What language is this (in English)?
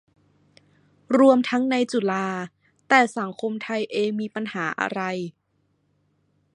Thai